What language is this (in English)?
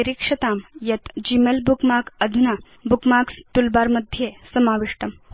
Sanskrit